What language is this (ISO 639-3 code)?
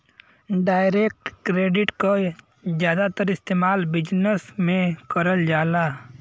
bho